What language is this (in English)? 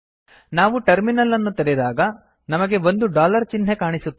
Kannada